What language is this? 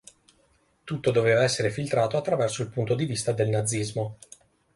Italian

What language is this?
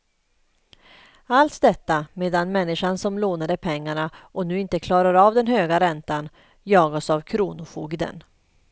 Swedish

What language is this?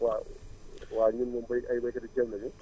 Wolof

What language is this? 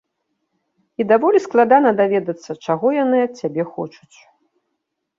Belarusian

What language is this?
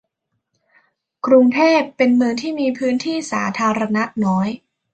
Thai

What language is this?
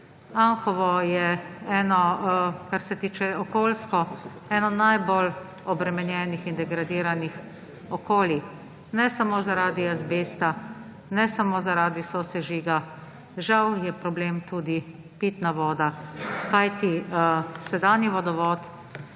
Slovenian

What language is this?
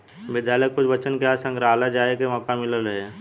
Bhojpuri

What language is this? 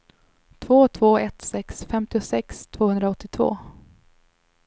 Swedish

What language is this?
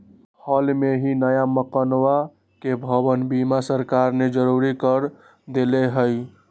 Magahi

